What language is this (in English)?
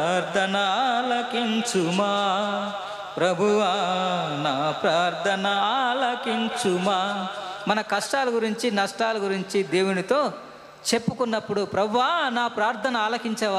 Telugu